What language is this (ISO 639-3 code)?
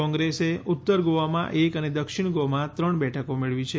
guj